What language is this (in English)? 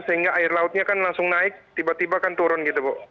Indonesian